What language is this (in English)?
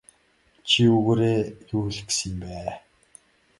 Mongolian